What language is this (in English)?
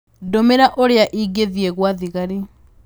Kikuyu